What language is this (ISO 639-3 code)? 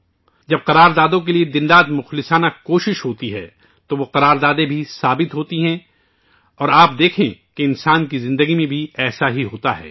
urd